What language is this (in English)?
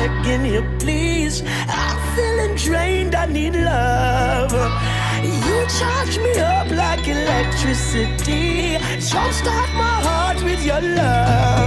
English